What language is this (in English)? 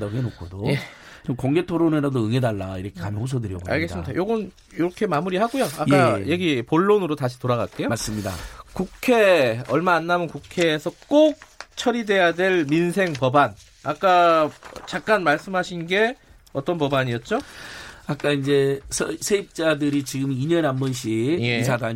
Korean